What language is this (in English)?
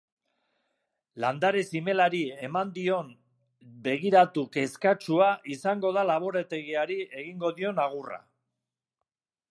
Basque